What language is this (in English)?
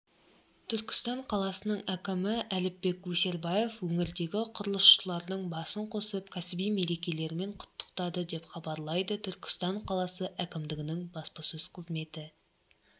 Kazakh